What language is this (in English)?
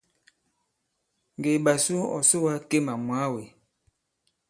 Bankon